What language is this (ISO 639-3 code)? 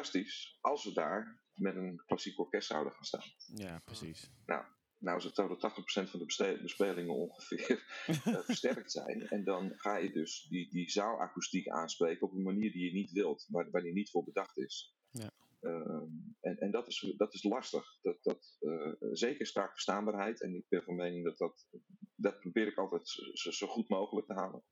nld